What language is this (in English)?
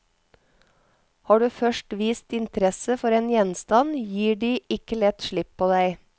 Norwegian